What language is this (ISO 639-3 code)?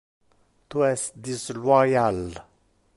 ina